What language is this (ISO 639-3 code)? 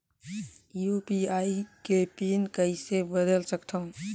hne